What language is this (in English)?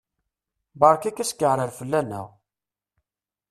Kabyle